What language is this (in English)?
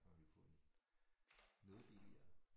Danish